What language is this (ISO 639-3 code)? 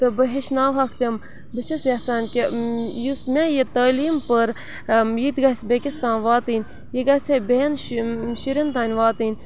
kas